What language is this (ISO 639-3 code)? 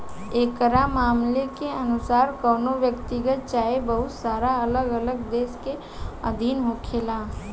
bho